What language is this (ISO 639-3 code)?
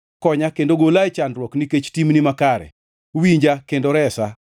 luo